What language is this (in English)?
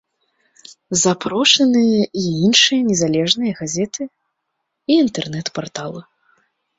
Belarusian